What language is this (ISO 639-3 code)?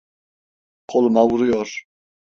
tur